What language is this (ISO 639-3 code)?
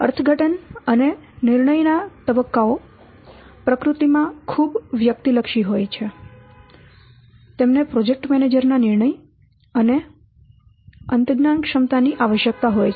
guj